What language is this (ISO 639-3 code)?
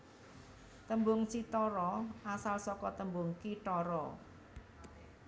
jav